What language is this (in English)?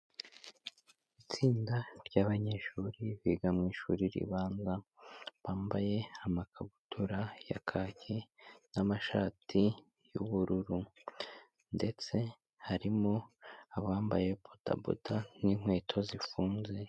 Kinyarwanda